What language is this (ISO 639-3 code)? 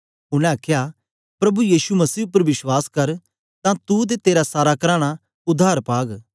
doi